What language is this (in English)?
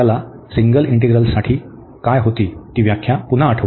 Marathi